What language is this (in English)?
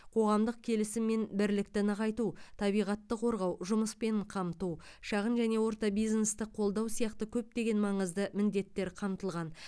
Kazakh